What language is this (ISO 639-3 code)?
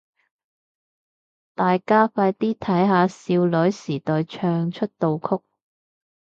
yue